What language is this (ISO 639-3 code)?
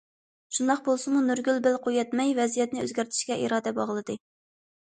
uig